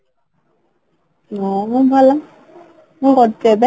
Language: Odia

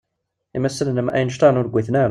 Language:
Kabyle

